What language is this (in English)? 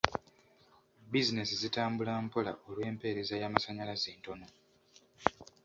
Ganda